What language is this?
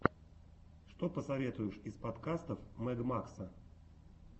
Russian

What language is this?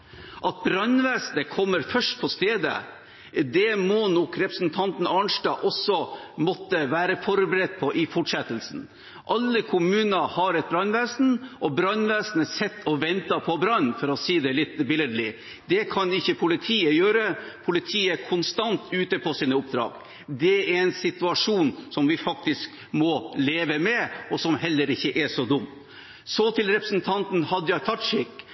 Norwegian Bokmål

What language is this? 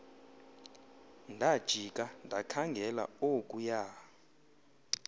Xhosa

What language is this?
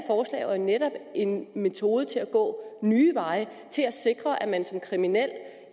Danish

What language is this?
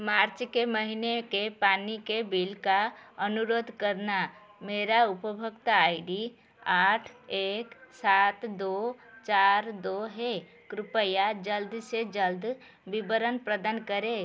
Hindi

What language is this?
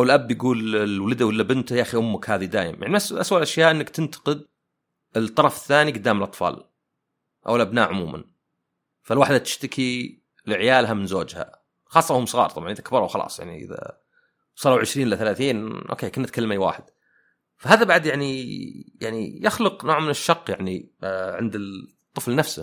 Arabic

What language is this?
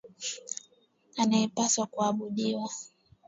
Swahili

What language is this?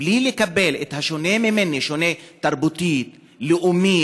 Hebrew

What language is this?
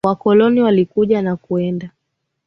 Swahili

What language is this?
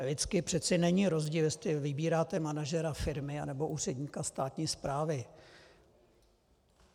Czech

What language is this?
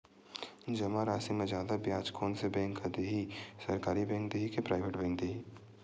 Chhattisgarhi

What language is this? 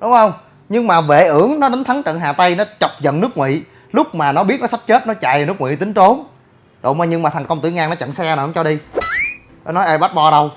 Vietnamese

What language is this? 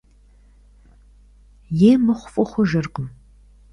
Kabardian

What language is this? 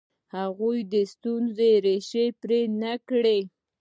Pashto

